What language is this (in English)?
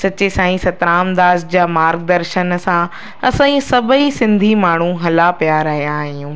Sindhi